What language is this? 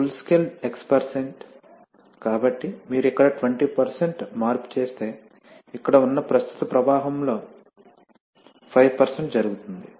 Telugu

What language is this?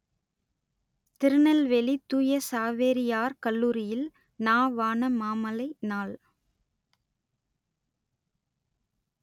Tamil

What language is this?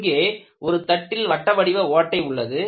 Tamil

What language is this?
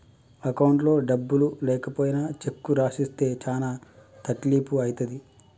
Telugu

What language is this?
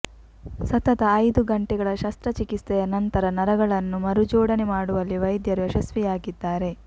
Kannada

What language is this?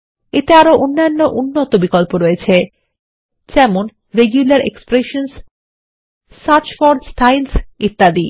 Bangla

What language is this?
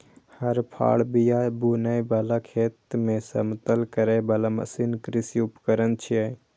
Maithili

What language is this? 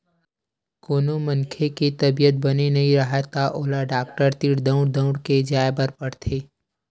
Chhattisgarhi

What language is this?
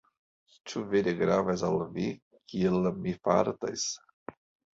Esperanto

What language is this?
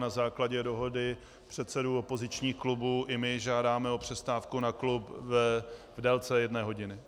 Czech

